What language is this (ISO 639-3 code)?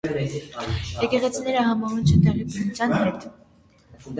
hye